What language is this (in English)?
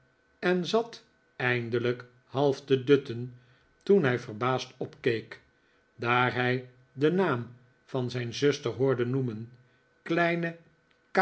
Dutch